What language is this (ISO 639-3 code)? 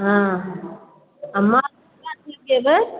mai